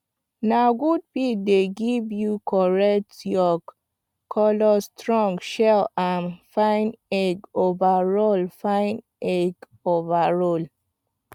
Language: Nigerian Pidgin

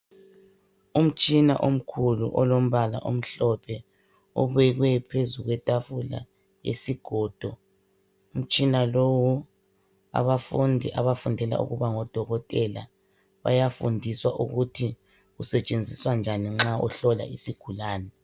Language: North Ndebele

